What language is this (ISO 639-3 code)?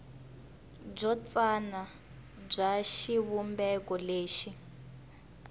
tso